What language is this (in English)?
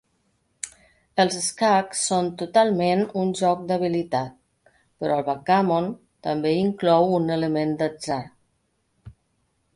Catalan